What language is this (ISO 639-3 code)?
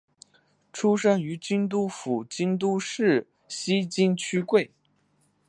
zho